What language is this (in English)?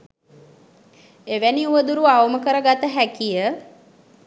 Sinhala